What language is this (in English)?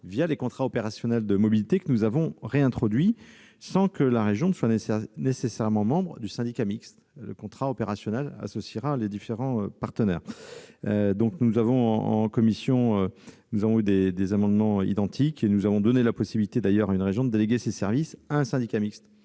French